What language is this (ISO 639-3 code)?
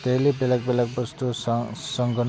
brx